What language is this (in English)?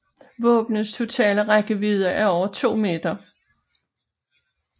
Danish